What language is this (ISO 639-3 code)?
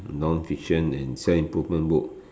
eng